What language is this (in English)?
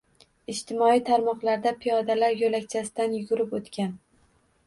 Uzbek